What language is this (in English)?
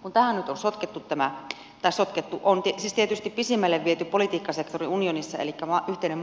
Finnish